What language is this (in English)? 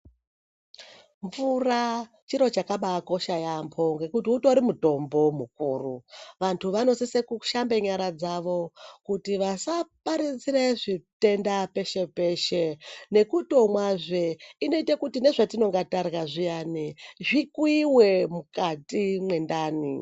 Ndau